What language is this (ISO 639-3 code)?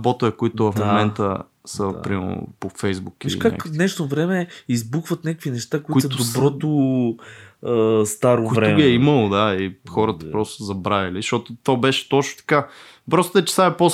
bul